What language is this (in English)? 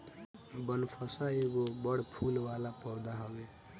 Bhojpuri